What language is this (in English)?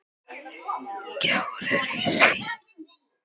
Icelandic